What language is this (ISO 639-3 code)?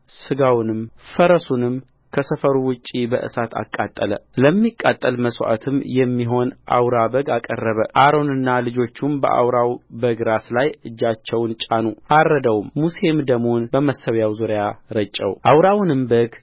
amh